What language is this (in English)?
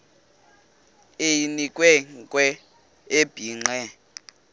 Xhosa